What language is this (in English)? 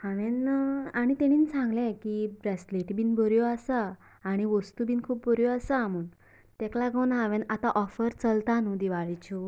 Konkani